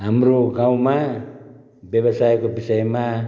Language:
Nepali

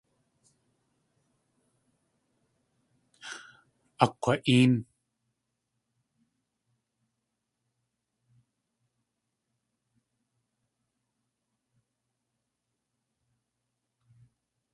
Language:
Tlingit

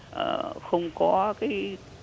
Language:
Vietnamese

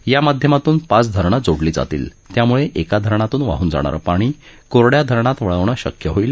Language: Marathi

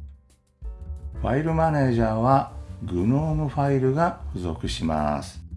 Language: Japanese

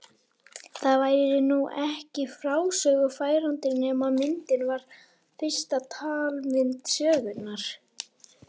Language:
Icelandic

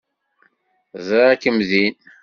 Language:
Kabyle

